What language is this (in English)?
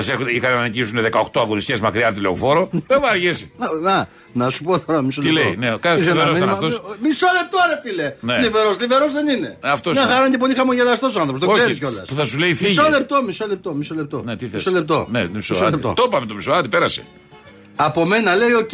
Greek